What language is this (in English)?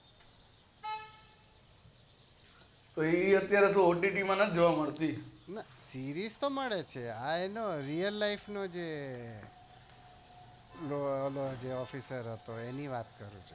Gujarati